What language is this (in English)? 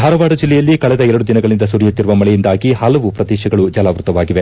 Kannada